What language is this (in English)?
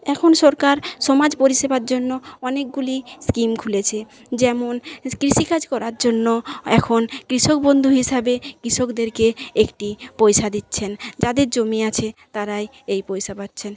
Bangla